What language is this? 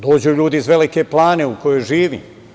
Serbian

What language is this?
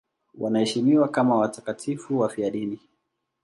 Swahili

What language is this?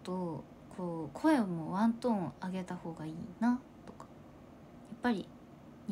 Japanese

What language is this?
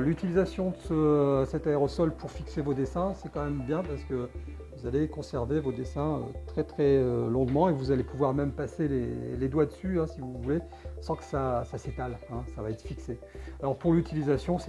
French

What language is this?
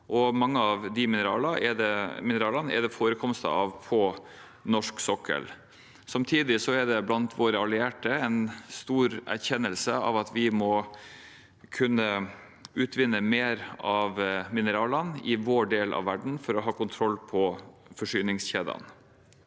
Norwegian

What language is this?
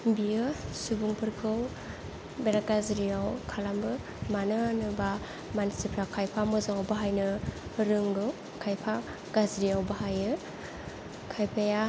Bodo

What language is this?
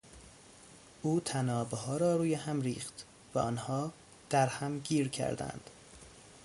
Persian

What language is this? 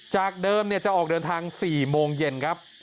Thai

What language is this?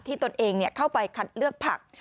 Thai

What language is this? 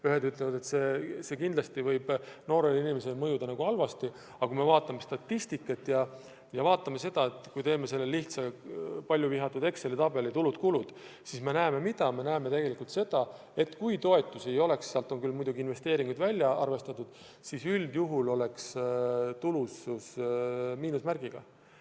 Estonian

